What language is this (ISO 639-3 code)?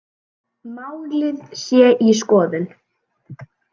isl